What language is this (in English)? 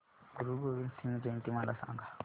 Marathi